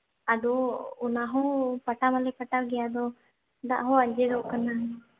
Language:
Santali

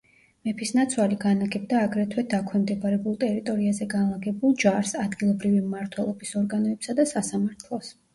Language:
Georgian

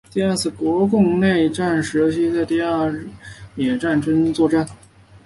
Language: Chinese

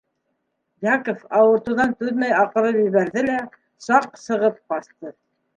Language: Bashkir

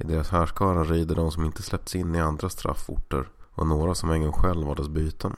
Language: Swedish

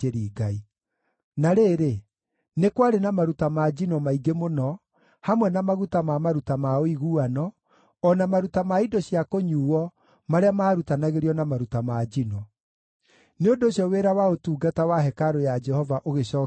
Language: Kikuyu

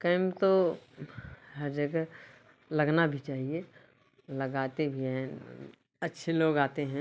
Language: Hindi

